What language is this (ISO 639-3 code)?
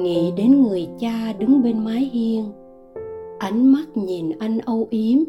vie